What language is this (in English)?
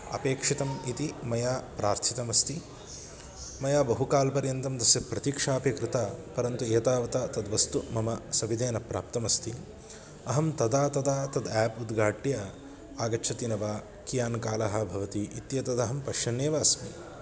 Sanskrit